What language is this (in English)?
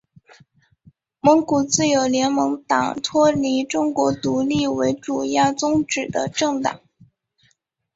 Chinese